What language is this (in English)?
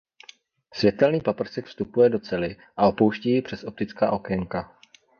Czech